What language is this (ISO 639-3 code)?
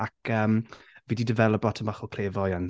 cym